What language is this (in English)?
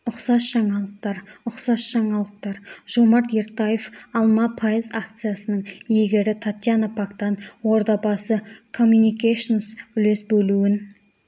Kazakh